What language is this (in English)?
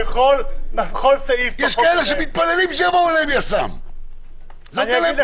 Hebrew